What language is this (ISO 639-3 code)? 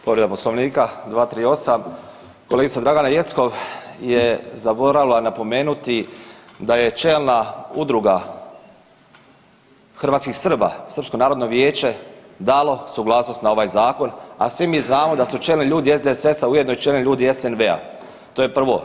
hrv